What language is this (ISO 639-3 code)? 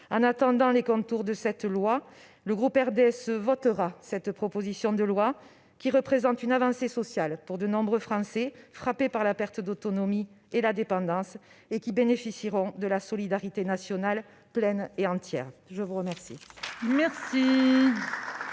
fra